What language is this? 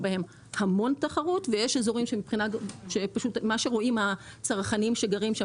Hebrew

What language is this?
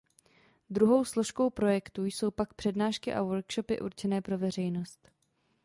Czech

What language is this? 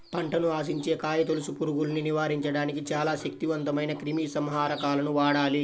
Telugu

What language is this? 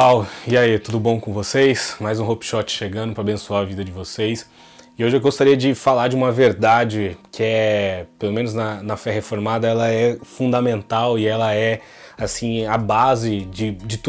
Portuguese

